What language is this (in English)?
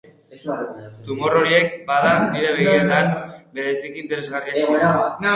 Basque